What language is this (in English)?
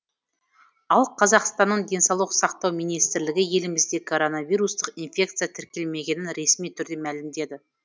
Kazakh